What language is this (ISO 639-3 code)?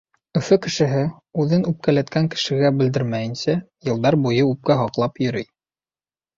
bak